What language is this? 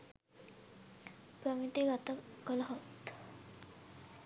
Sinhala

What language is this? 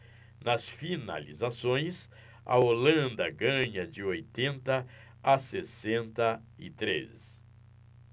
Portuguese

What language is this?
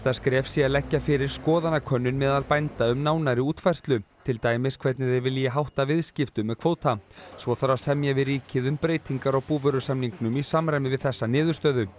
Icelandic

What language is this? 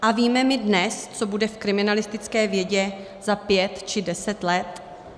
Czech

